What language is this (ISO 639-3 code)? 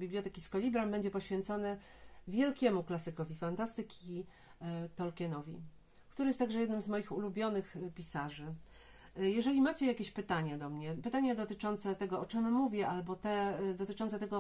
pol